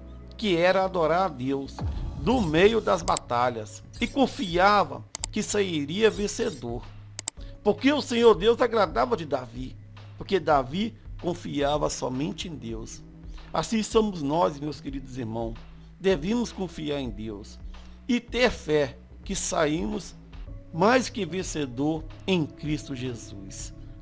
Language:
Portuguese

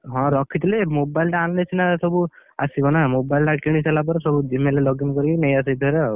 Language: Odia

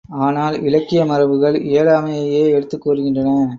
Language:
Tamil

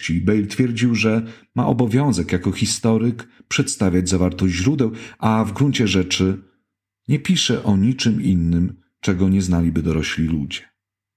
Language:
Polish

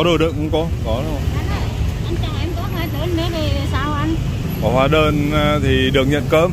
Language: Vietnamese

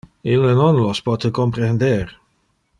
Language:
Interlingua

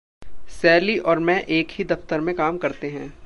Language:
Hindi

